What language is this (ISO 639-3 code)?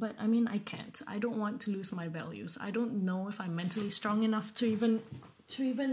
eng